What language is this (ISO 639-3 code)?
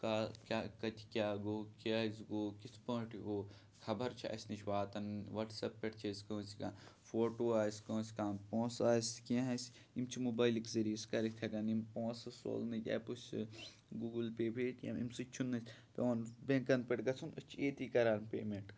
kas